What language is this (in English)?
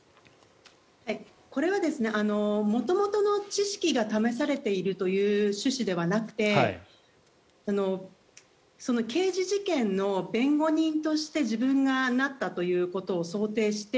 Japanese